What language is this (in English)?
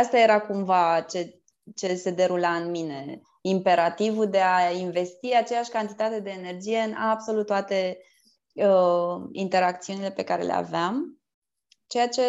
Romanian